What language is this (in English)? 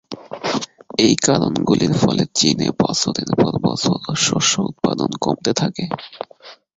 Bangla